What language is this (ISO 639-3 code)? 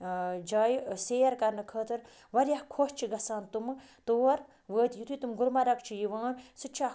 kas